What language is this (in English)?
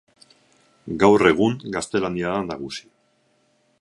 Basque